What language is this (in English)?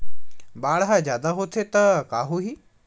Chhattisgarhi